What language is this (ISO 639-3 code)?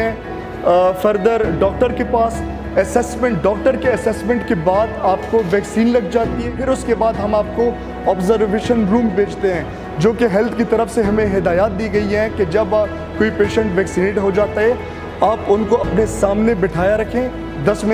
hin